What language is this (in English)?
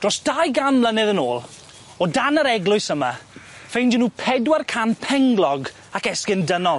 Welsh